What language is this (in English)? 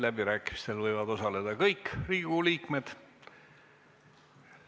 Estonian